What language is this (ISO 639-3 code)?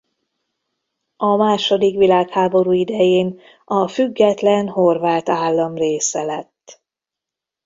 hun